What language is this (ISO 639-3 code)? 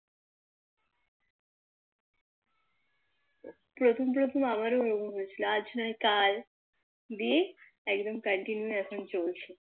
ben